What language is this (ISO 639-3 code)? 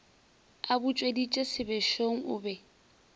nso